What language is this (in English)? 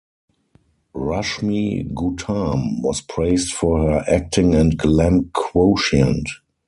English